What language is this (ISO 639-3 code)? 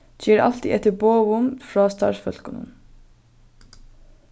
fao